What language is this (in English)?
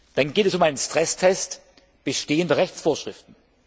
German